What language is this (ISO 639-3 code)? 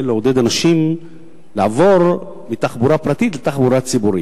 heb